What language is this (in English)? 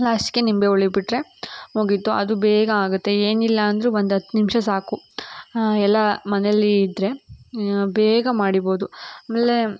Kannada